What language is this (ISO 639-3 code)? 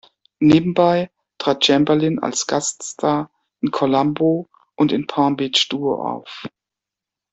deu